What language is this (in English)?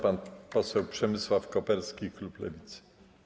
Polish